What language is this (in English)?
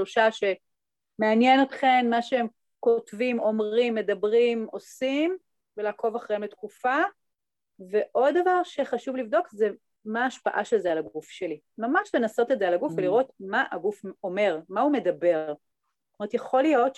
Hebrew